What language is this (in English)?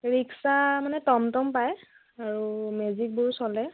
Assamese